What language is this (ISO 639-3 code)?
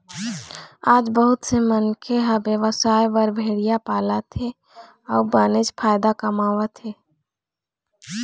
hne